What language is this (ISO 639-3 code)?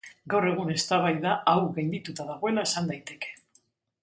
eus